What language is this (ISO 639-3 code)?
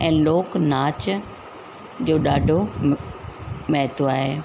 snd